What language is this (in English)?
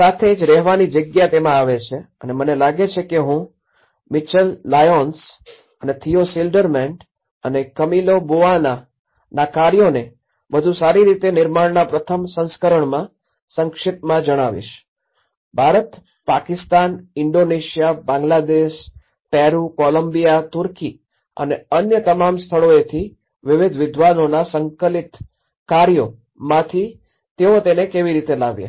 Gujarati